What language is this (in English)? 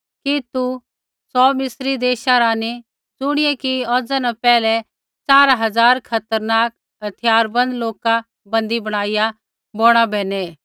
Kullu Pahari